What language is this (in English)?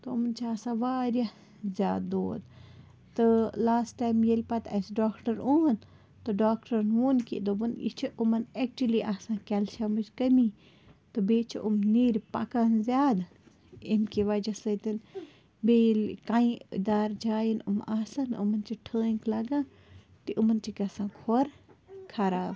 Kashmiri